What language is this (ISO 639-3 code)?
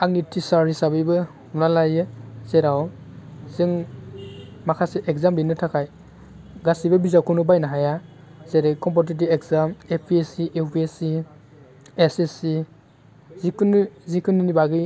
brx